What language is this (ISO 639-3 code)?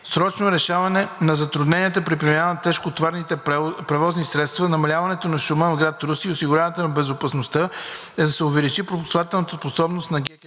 bul